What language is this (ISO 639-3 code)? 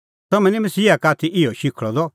kfx